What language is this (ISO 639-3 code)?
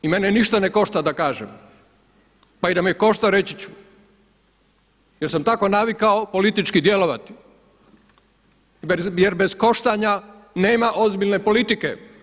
hrv